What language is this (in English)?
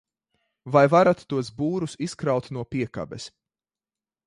Latvian